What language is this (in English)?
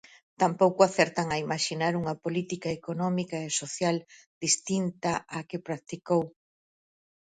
Galician